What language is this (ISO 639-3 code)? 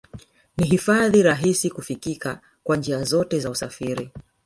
swa